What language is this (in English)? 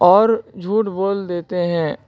Urdu